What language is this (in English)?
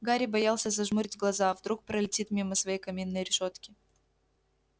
Russian